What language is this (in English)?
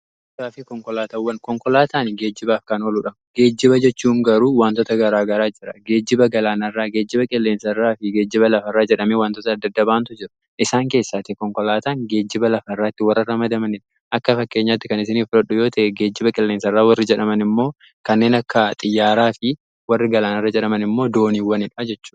Oromo